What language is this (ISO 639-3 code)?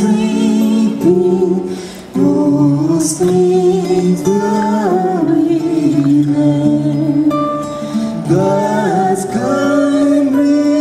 eng